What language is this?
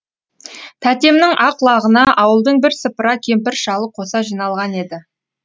Kazakh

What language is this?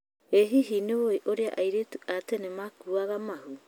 Kikuyu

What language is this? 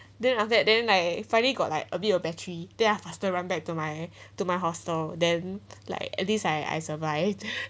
English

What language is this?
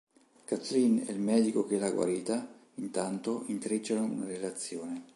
Italian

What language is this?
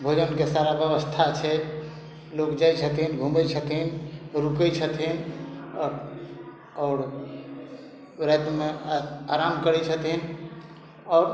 Maithili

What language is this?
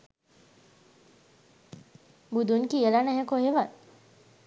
Sinhala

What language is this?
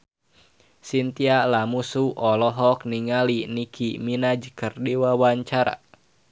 Sundanese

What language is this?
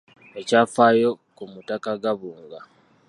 Ganda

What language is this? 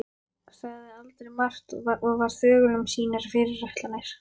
Icelandic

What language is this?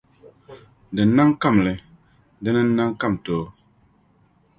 Dagbani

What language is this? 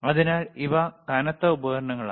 Malayalam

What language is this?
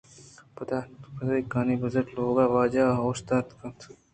Eastern Balochi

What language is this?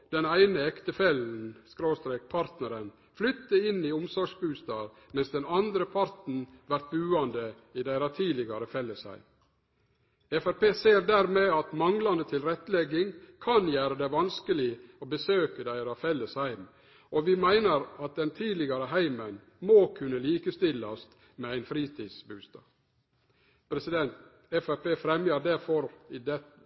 Norwegian Nynorsk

